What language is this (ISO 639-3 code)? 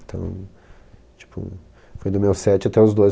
por